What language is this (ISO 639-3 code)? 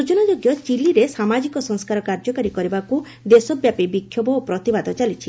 ori